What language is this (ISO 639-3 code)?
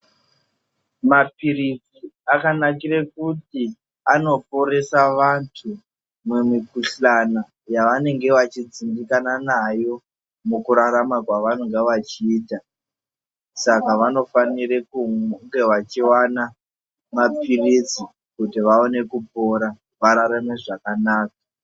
ndc